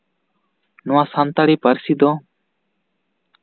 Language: Santali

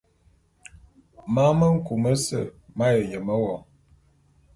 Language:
Bulu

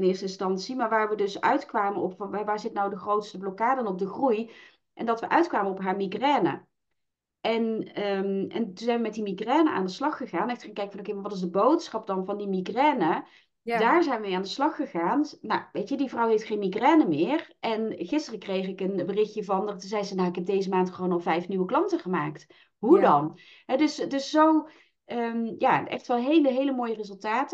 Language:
Dutch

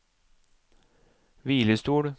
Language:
Norwegian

